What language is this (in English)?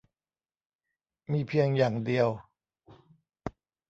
Thai